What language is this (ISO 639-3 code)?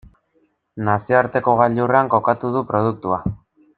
eus